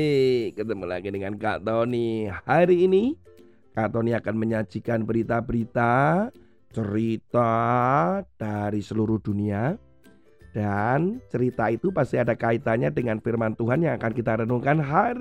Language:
Indonesian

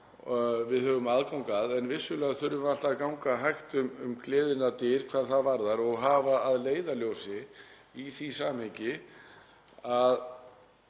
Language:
Icelandic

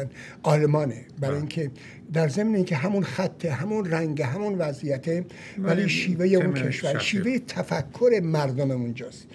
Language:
Persian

